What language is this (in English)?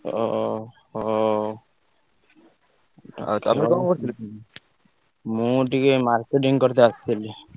Odia